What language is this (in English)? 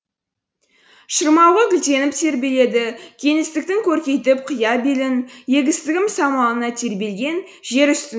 Kazakh